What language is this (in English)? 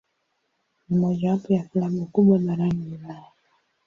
Swahili